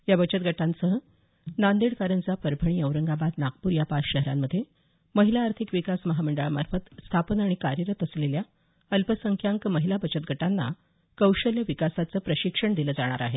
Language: Marathi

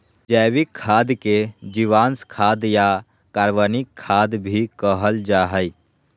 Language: Magahi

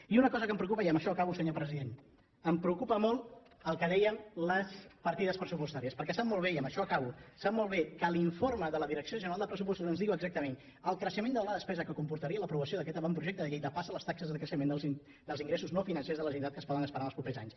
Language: Catalan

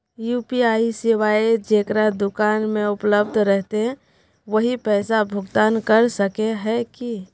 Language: Magahi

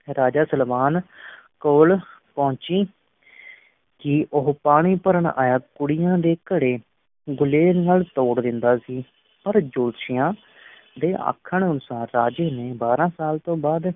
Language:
Punjabi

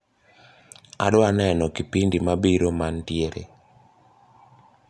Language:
Luo (Kenya and Tanzania)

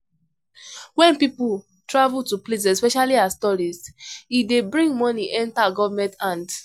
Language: Nigerian Pidgin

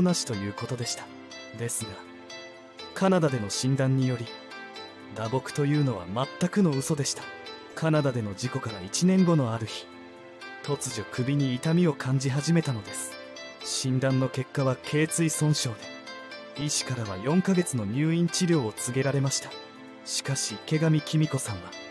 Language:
Japanese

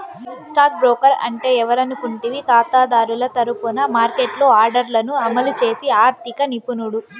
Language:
Telugu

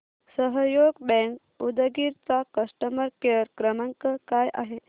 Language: Marathi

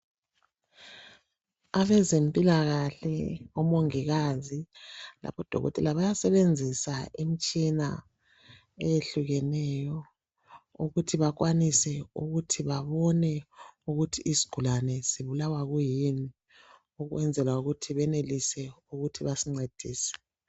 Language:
North Ndebele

